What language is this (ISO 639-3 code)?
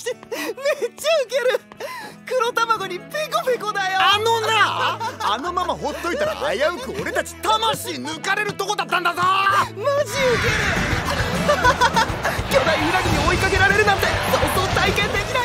jpn